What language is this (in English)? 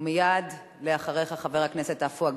Hebrew